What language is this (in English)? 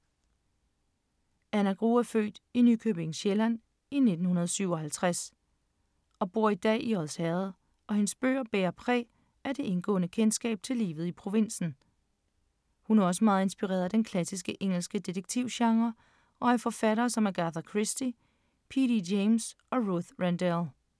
Danish